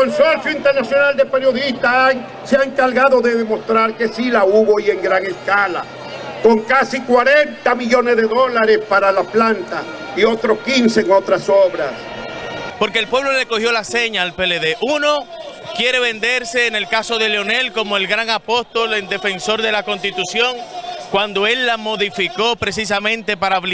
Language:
Spanish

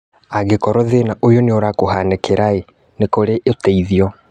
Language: Kikuyu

